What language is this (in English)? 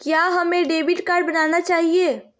Magahi